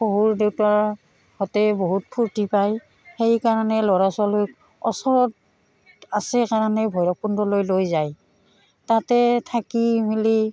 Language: Assamese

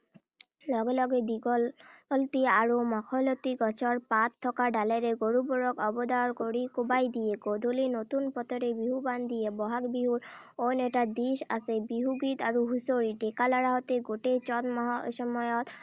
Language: Assamese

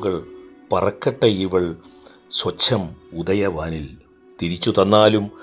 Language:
Malayalam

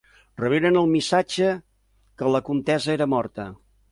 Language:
Catalan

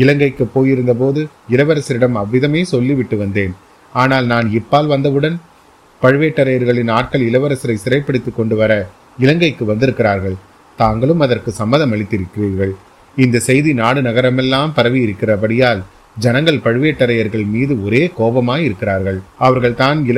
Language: Tamil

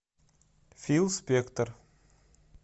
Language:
Russian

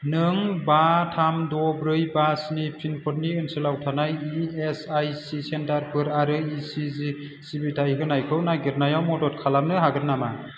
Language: Bodo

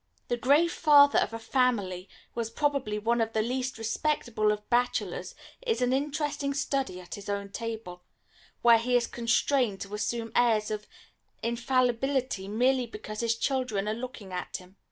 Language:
English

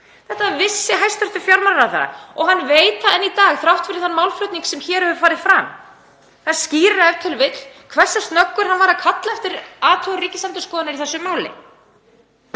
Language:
Icelandic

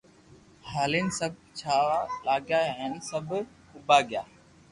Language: Loarki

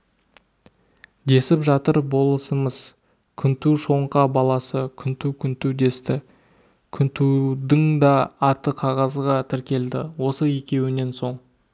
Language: Kazakh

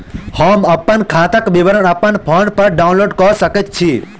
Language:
Maithili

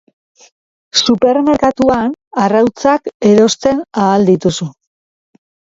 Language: Basque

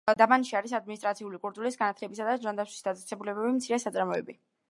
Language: Georgian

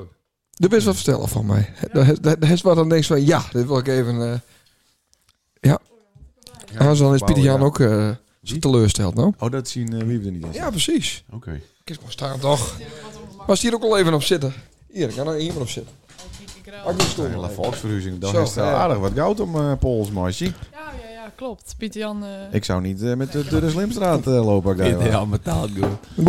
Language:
Dutch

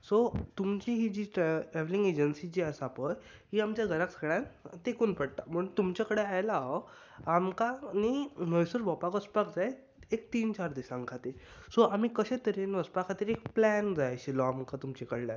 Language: Konkani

